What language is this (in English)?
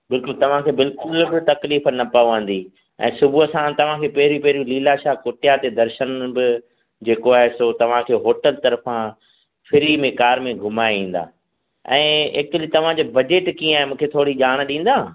Sindhi